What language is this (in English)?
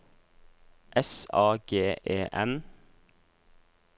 Norwegian